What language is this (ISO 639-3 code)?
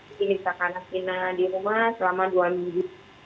ind